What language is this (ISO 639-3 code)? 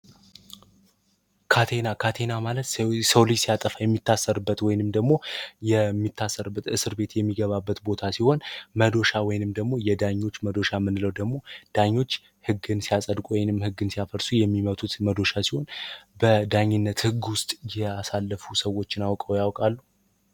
amh